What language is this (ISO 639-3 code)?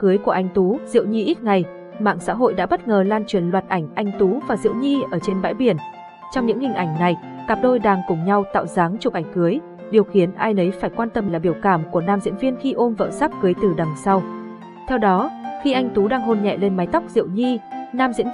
vie